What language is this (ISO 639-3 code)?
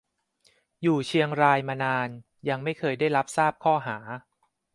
tha